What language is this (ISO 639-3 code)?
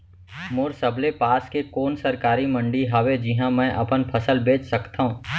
hne